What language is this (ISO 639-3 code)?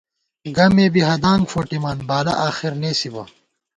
gwt